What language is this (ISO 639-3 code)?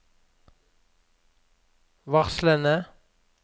nor